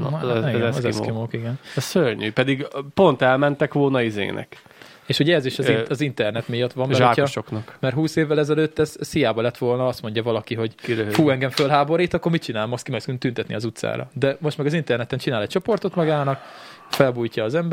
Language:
Hungarian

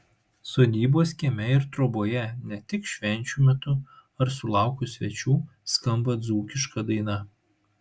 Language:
Lithuanian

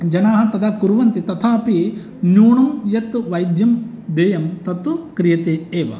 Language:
Sanskrit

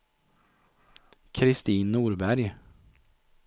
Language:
Swedish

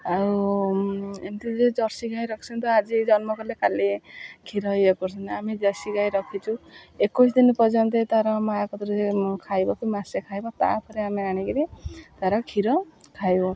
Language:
Odia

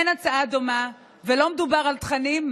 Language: Hebrew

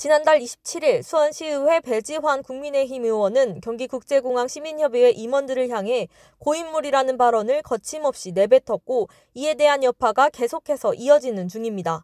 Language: Korean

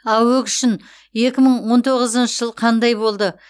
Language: Kazakh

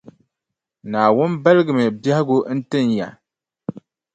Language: Dagbani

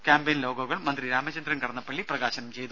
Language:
Malayalam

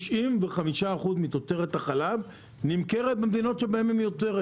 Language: Hebrew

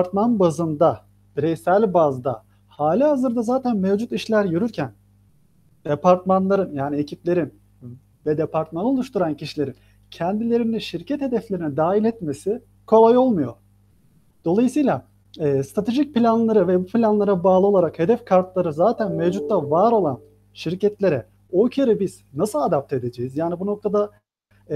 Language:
Turkish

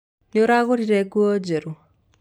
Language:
Kikuyu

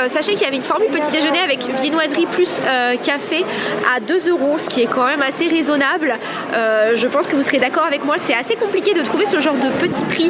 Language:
French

